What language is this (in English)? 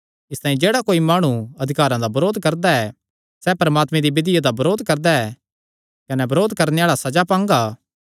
Kangri